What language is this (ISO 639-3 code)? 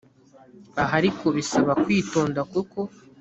kin